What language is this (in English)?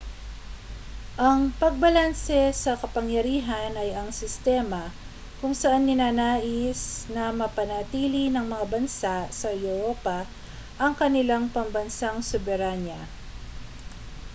Filipino